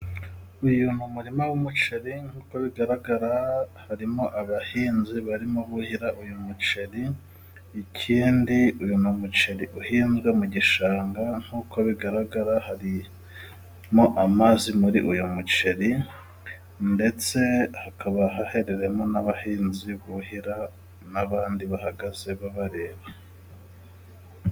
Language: Kinyarwanda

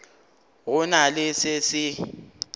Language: Northern Sotho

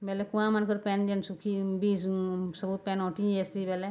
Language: Odia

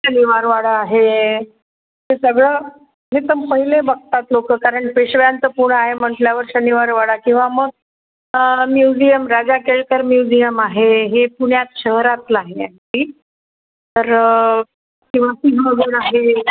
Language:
Marathi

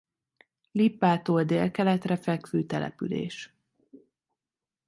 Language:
Hungarian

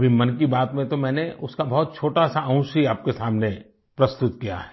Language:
Hindi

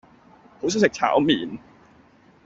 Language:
Cantonese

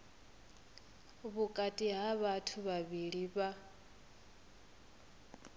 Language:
Venda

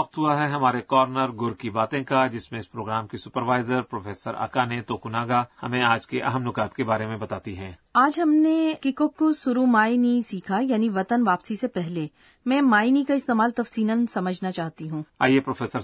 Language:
Urdu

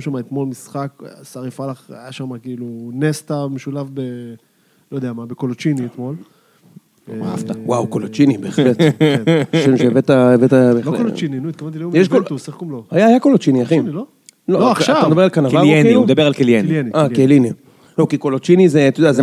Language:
Hebrew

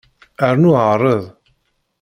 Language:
Kabyle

